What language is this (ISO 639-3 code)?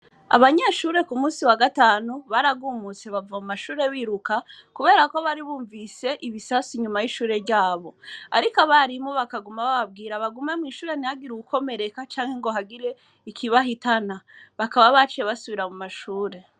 run